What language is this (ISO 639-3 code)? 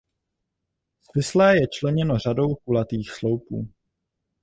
ces